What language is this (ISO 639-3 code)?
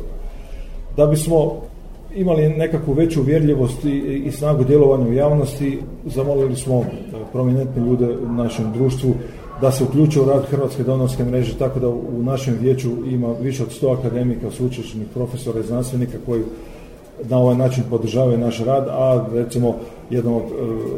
hrv